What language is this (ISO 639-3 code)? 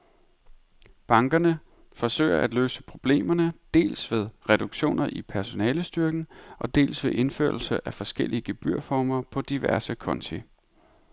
dan